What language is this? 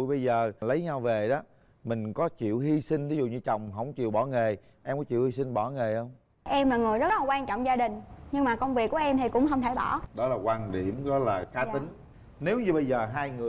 Vietnamese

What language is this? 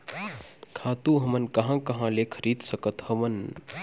Chhattisgarhi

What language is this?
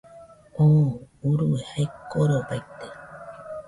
Nüpode Huitoto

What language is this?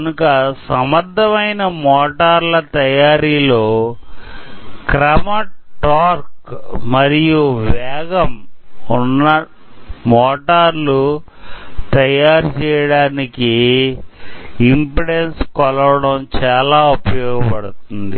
Telugu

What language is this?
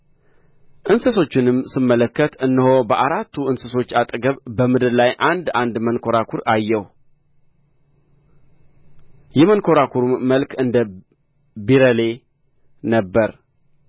Amharic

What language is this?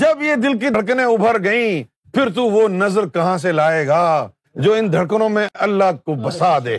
Urdu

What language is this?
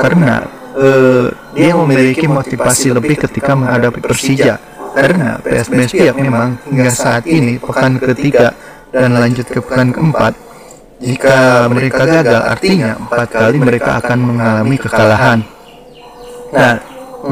Indonesian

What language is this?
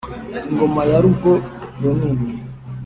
Kinyarwanda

